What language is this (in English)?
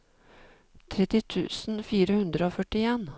Norwegian